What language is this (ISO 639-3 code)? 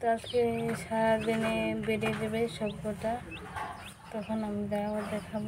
ben